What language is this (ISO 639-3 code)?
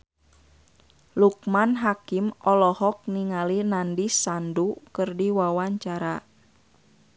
sun